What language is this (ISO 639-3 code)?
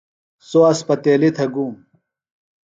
phl